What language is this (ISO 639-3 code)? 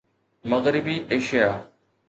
snd